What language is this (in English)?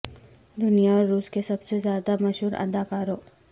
Urdu